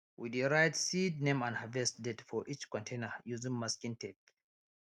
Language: Nigerian Pidgin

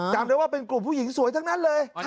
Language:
Thai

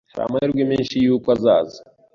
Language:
Kinyarwanda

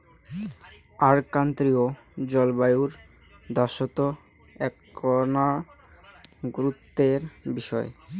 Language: Bangla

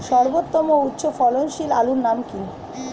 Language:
Bangla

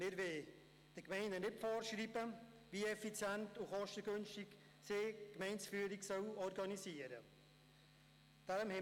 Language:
Swiss German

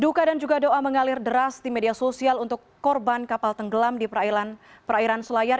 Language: Indonesian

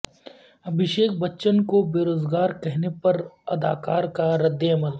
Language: Urdu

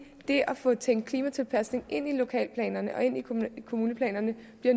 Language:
Danish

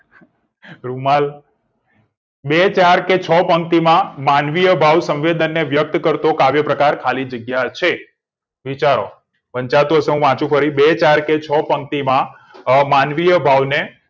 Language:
Gujarati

